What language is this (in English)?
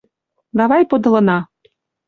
Mari